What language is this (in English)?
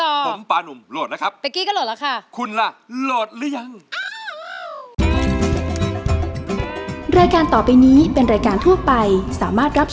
Thai